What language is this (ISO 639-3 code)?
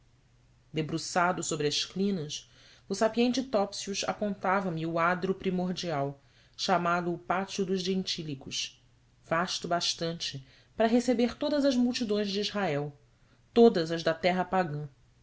por